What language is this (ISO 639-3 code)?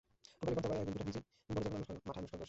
ben